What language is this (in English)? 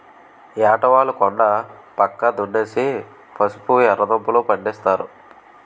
Telugu